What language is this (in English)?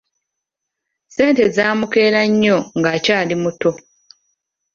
Ganda